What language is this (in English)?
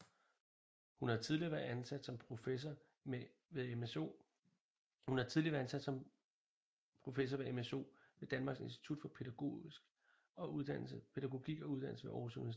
Danish